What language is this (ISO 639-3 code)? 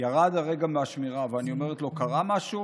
heb